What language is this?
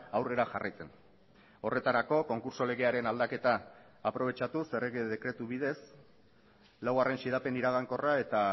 Basque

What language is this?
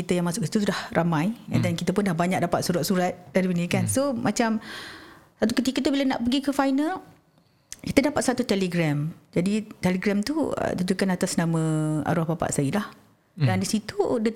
Malay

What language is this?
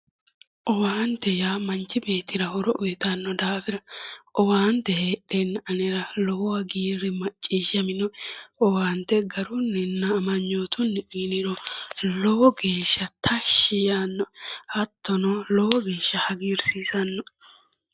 Sidamo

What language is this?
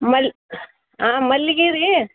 Kannada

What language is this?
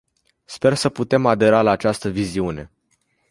Romanian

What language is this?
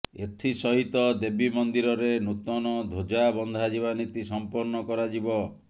Odia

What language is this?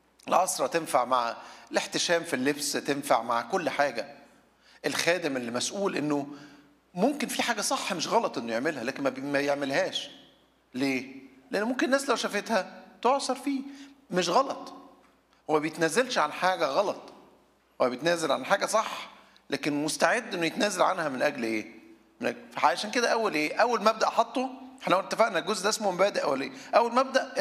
Arabic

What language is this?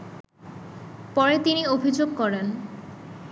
Bangla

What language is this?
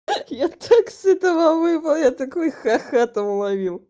Russian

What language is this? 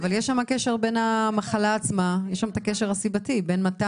Hebrew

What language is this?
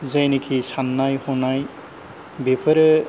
Bodo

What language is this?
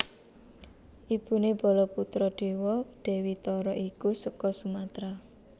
Javanese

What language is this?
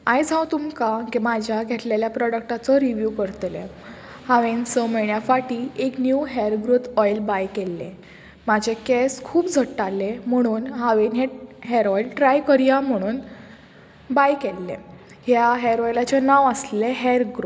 Konkani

